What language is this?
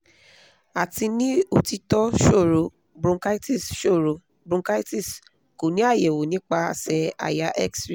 Yoruba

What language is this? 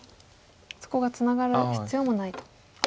Japanese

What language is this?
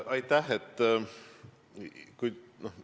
Estonian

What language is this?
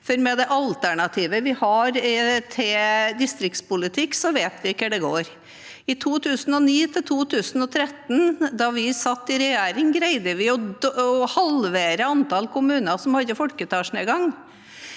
Norwegian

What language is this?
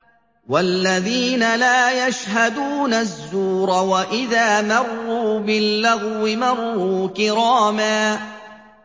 Arabic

